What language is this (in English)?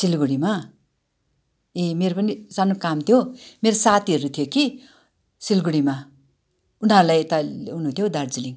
Nepali